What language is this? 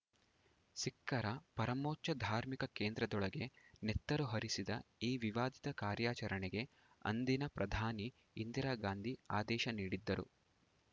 Kannada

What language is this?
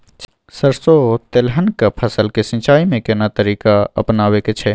Maithili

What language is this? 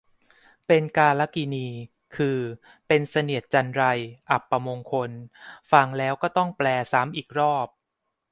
Thai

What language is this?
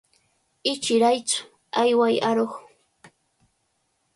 Cajatambo North Lima Quechua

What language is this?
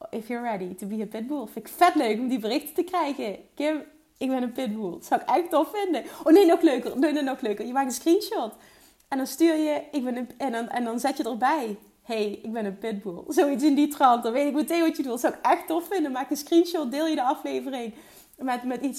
Dutch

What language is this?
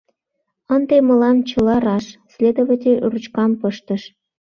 Mari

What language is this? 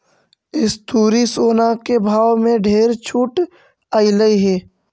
Magahi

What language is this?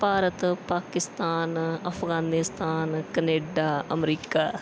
Punjabi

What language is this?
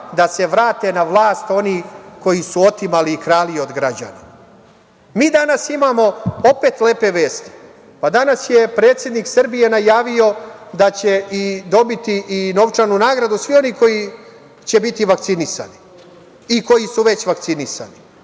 Serbian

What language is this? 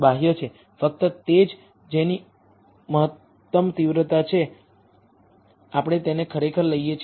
Gujarati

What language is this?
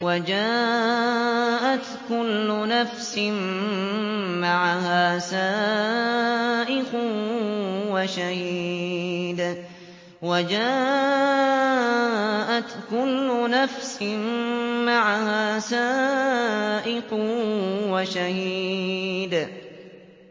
Arabic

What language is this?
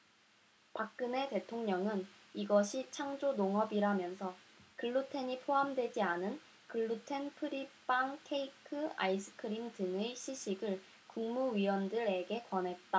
Korean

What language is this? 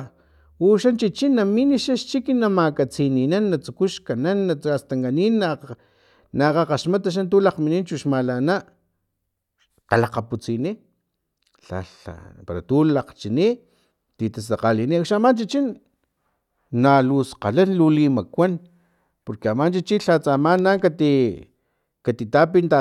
Filomena Mata-Coahuitlán Totonac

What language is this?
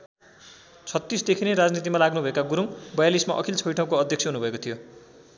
Nepali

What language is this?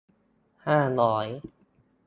Thai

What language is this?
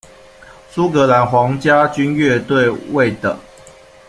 Chinese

